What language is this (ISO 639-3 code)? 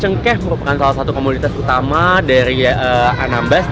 ind